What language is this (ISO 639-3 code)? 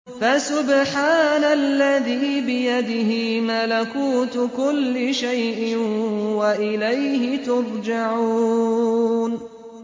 ara